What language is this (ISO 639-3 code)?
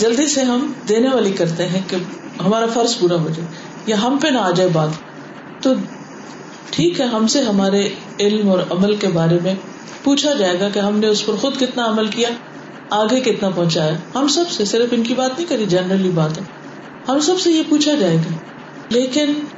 urd